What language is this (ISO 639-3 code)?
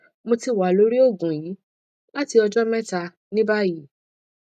yor